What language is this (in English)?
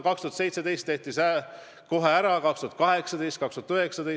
Estonian